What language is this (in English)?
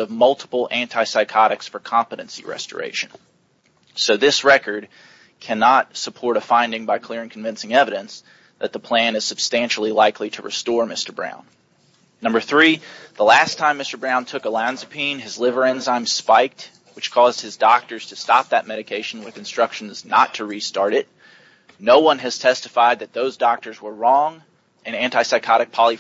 English